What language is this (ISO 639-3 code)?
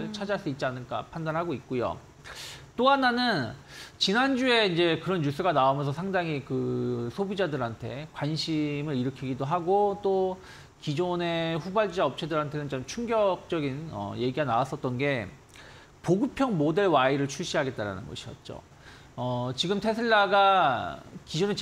kor